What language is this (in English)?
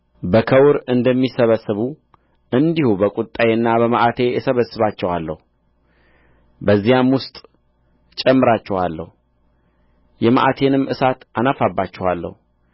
Amharic